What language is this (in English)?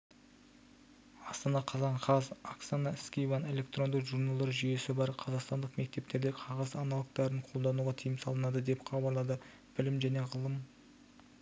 Kazakh